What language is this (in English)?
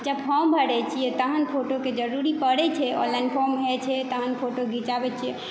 Maithili